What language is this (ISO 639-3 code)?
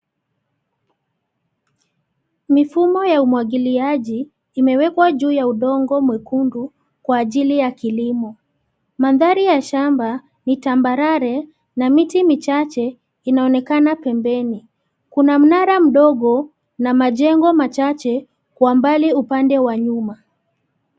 swa